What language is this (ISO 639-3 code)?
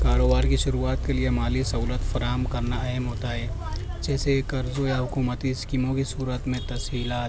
urd